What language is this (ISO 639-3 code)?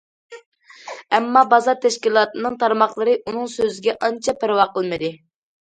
uig